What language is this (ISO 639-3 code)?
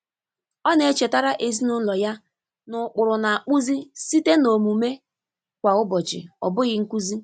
ibo